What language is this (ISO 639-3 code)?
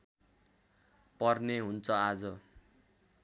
nep